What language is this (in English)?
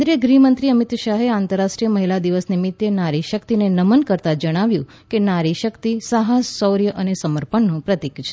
Gujarati